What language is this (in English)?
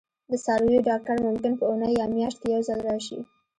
Pashto